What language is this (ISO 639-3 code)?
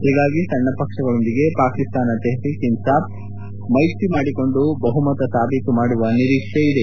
kan